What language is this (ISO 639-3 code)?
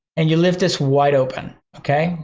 eng